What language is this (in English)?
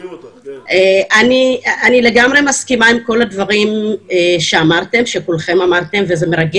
Hebrew